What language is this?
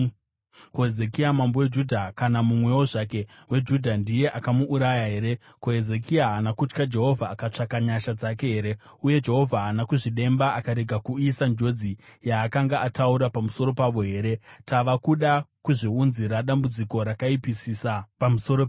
Shona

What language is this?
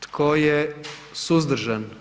Croatian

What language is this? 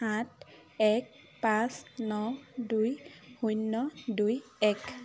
Assamese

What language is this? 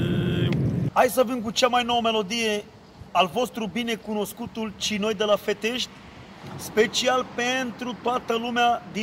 Romanian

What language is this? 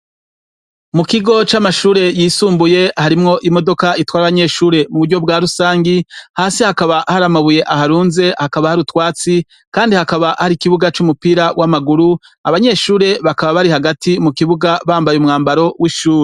Rundi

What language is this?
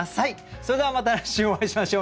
Japanese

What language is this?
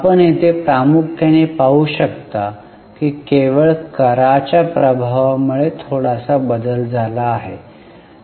Marathi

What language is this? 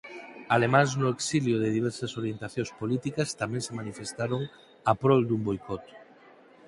Galician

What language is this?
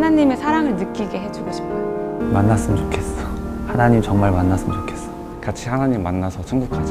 Korean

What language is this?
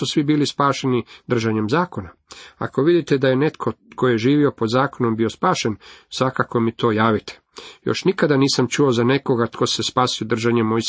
Croatian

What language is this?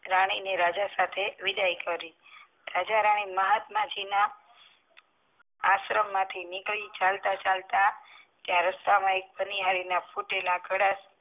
Gujarati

